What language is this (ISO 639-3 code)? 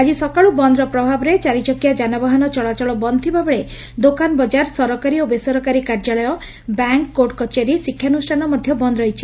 ori